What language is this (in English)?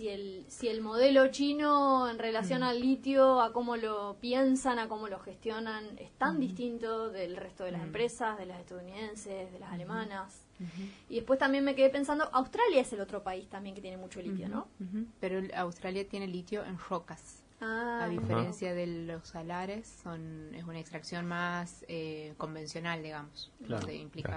Spanish